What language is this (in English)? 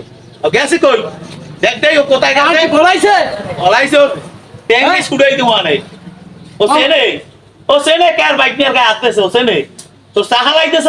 Bangla